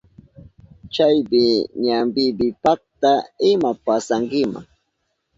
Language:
Southern Pastaza Quechua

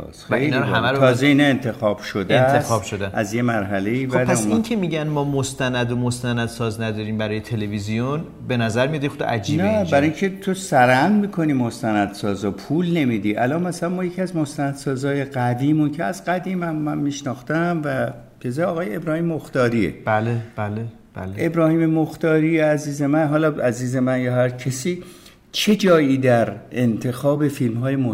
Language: Persian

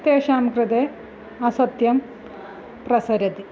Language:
Sanskrit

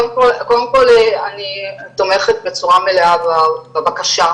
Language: Hebrew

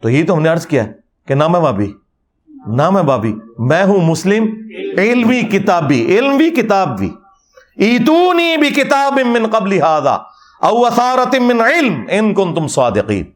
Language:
Urdu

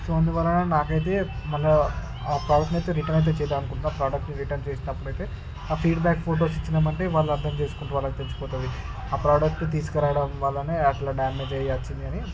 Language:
Telugu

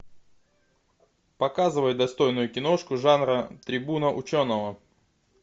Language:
Russian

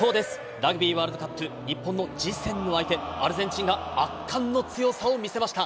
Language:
Japanese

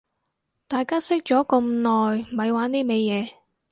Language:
Cantonese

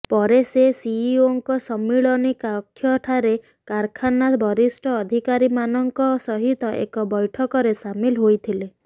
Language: Odia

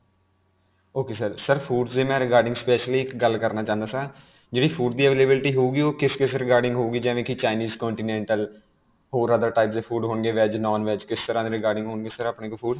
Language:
Punjabi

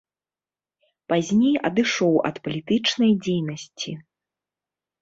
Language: Belarusian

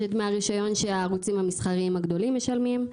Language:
Hebrew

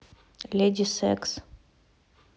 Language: Russian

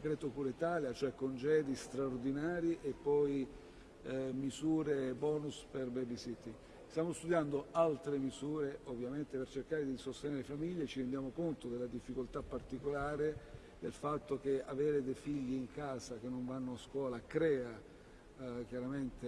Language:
Italian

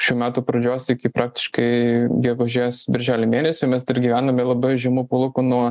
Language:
Lithuanian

